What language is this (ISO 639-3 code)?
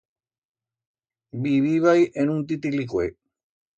arg